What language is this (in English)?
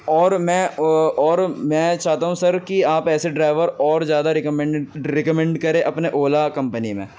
Urdu